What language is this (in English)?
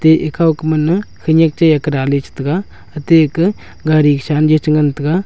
Wancho Naga